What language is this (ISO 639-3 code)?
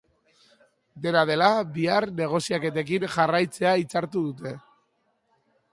eus